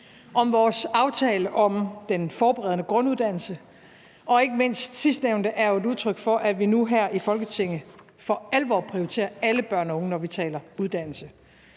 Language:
Danish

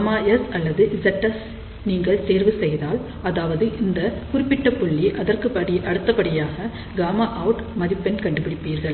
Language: Tamil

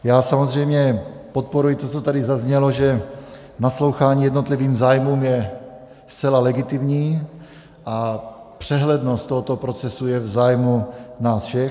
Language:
Czech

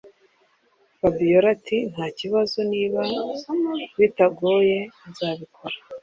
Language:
Kinyarwanda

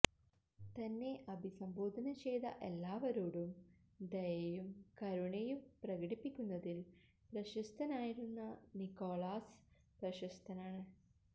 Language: Malayalam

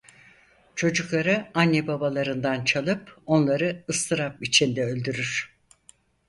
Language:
Turkish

